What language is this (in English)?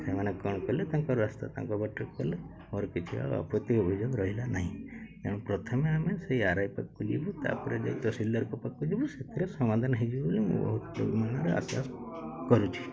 Odia